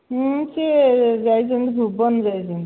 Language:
Odia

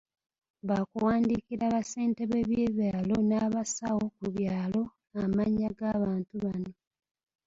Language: Ganda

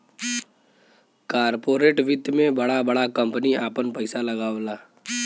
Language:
Bhojpuri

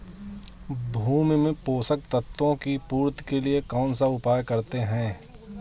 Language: Hindi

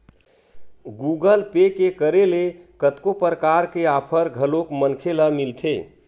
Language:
Chhattisgarhi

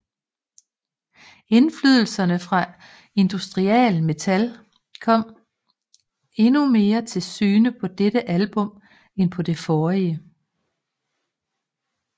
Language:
Danish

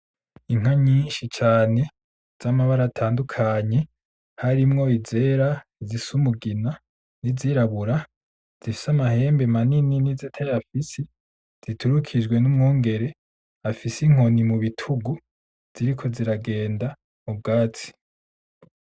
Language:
Rundi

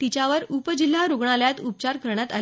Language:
Marathi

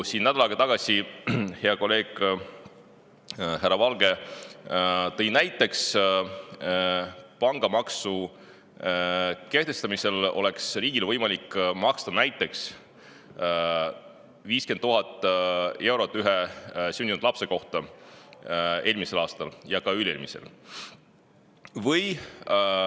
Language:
Estonian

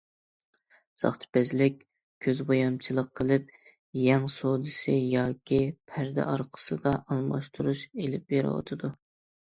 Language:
Uyghur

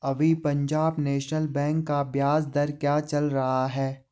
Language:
Hindi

